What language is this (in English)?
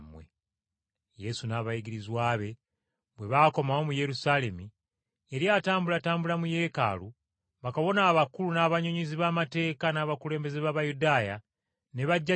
Ganda